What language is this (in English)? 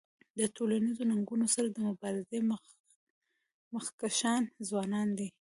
Pashto